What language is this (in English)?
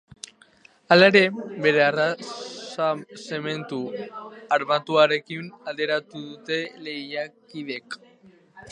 Basque